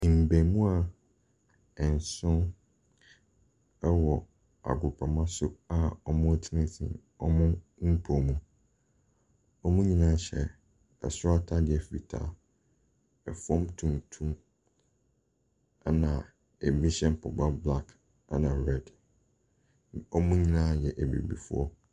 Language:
Akan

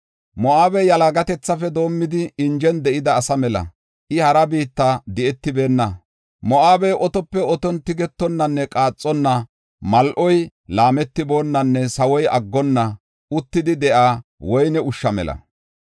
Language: Gofa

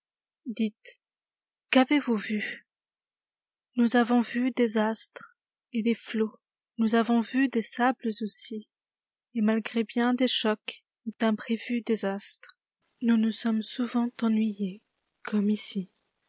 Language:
French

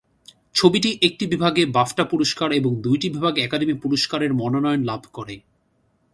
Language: Bangla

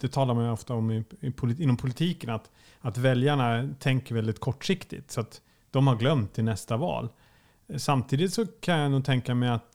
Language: Swedish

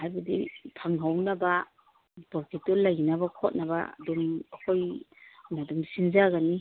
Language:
Manipuri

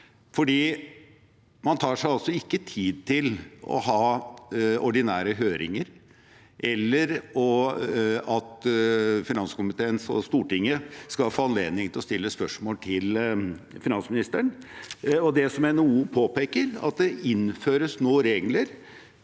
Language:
Norwegian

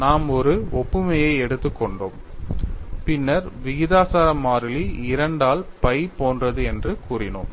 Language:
Tamil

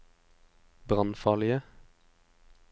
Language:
Norwegian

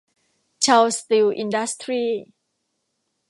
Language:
Thai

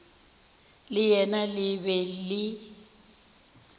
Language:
Northern Sotho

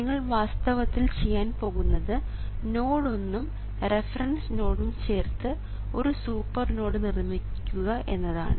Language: Malayalam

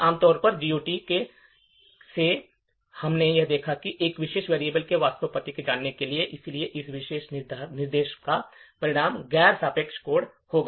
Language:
Hindi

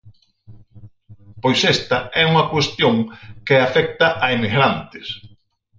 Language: Galician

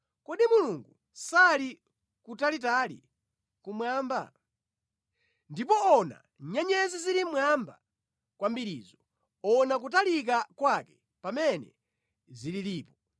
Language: Nyanja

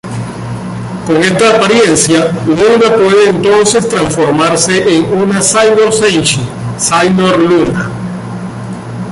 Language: Spanish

